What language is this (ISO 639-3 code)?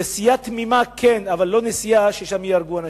heb